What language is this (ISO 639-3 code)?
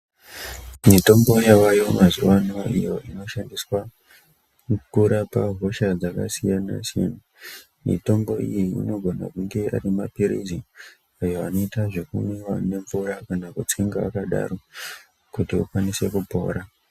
ndc